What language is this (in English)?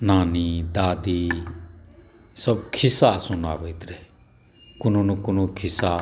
Maithili